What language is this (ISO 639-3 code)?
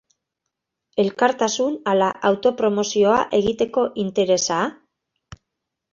eus